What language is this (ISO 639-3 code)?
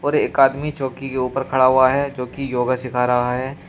hin